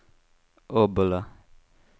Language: Swedish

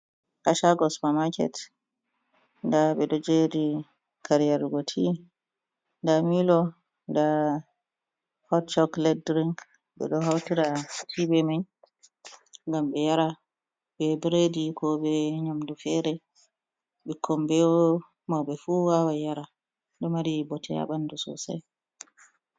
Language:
Fula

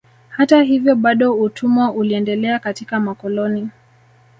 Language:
Swahili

